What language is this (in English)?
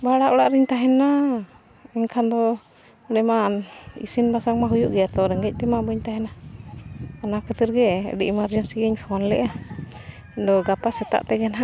Santali